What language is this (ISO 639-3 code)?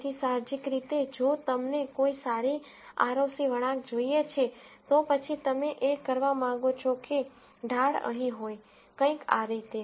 guj